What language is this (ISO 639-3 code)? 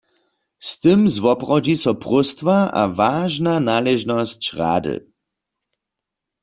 hsb